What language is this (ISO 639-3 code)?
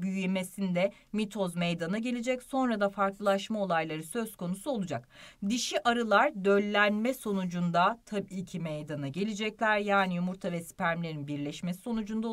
tur